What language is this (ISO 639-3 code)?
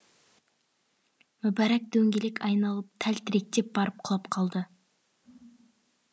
kaz